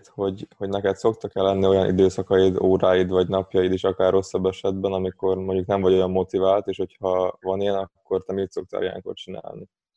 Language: Hungarian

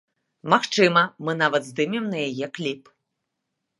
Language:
Belarusian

